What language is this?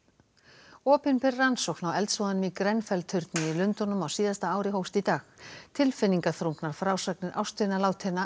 Icelandic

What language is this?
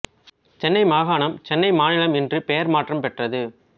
Tamil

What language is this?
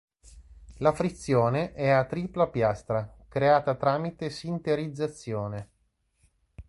Italian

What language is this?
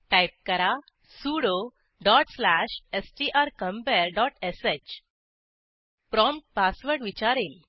Marathi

